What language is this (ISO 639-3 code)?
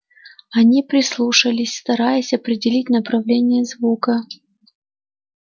rus